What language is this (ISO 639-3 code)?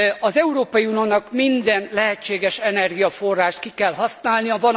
hun